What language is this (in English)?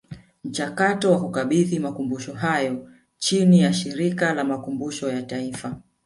Swahili